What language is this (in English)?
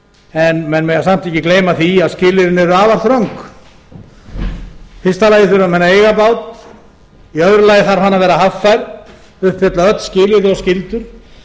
Icelandic